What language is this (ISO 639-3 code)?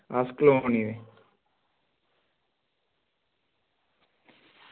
doi